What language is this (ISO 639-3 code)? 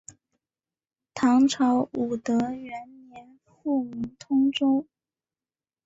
zho